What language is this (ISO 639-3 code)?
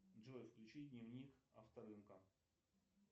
rus